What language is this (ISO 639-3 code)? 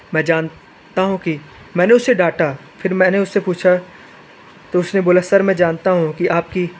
hin